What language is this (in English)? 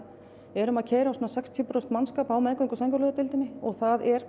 Icelandic